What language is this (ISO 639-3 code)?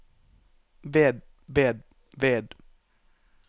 nor